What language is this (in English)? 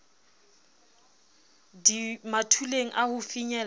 Southern Sotho